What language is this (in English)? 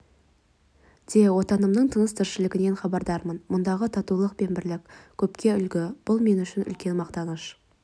Kazakh